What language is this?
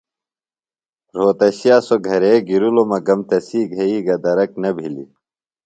Phalura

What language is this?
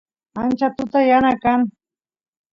Santiago del Estero Quichua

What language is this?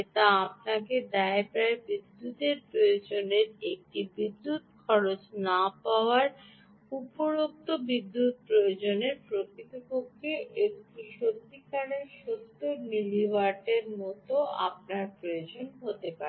Bangla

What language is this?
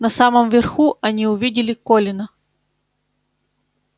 Russian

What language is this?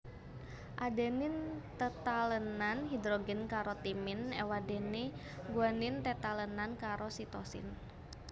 Javanese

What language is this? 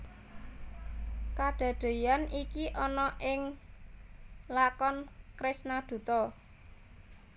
Javanese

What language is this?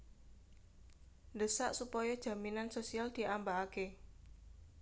Javanese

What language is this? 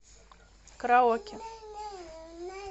Russian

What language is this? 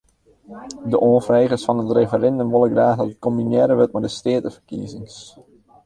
Western Frisian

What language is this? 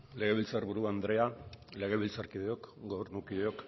Basque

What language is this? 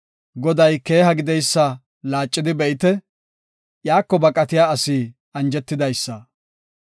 Gofa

